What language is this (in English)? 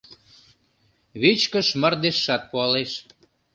Mari